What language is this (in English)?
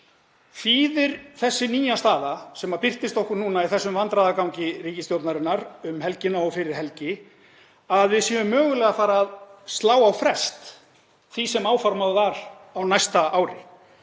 Icelandic